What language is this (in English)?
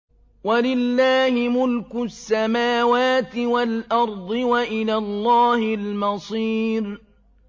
Arabic